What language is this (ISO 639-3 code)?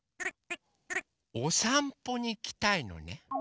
jpn